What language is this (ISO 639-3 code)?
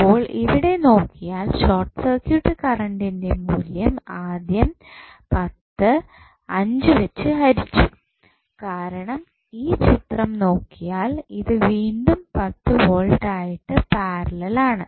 mal